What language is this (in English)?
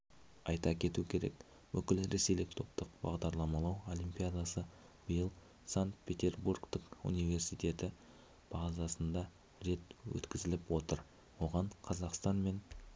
Kazakh